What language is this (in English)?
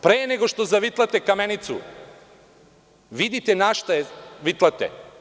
Serbian